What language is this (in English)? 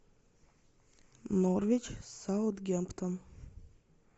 Russian